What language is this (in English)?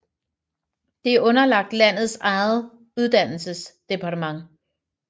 Danish